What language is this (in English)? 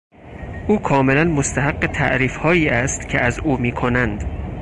Persian